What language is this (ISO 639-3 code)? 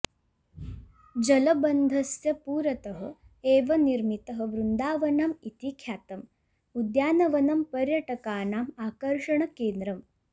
san